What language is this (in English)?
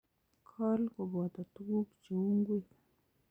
Kalenjin